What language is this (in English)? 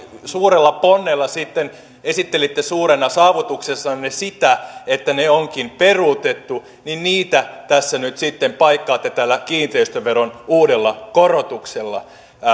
Finnish